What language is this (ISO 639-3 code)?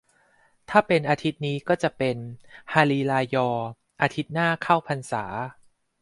tha